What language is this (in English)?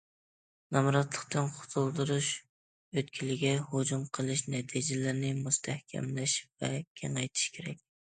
Uyghur